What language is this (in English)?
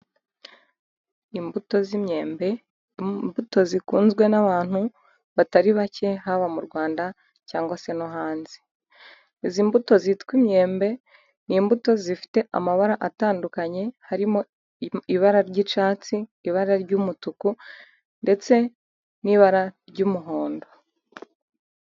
Kinyarwanda